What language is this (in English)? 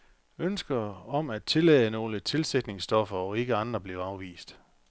Danish